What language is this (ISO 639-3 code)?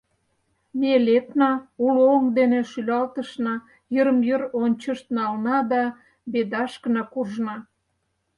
chm